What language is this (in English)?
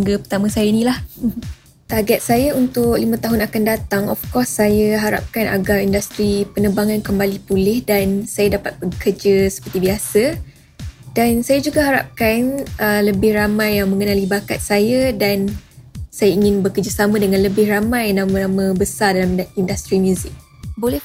Malay